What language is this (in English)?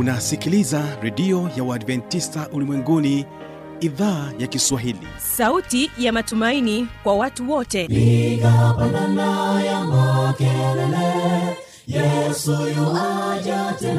Swahili